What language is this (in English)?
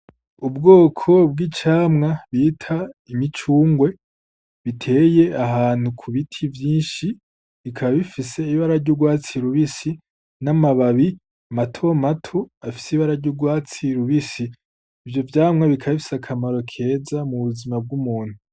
Rundi